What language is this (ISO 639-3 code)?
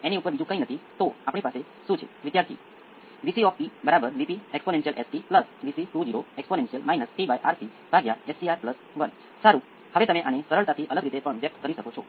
guj